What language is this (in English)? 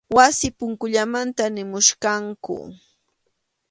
Arequipa-La Unión Quechua